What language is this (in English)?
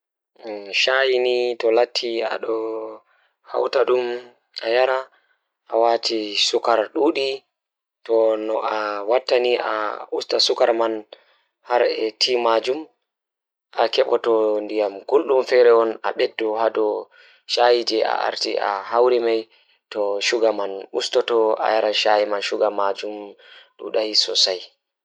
Fula